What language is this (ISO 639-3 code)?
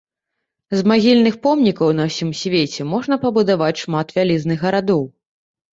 bel